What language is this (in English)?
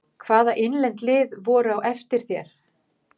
Icelandic